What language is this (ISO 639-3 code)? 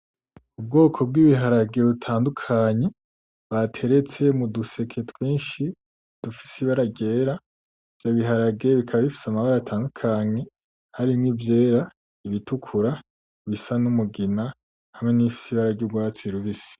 run